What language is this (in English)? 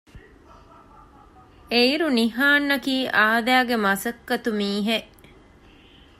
Divehi